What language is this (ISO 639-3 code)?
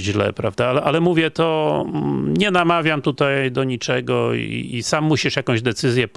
pol